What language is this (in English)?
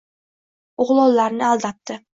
Uzbek